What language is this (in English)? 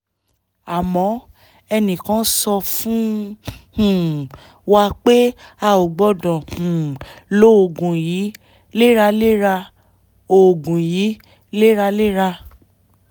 Yoruba